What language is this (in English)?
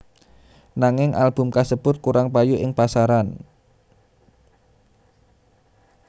Javanese